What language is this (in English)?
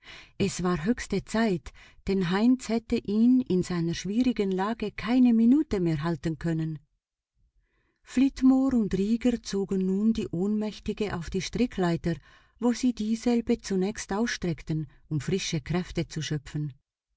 German